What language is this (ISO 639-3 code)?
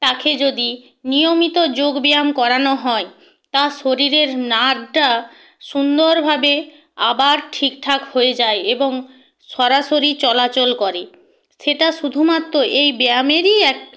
ben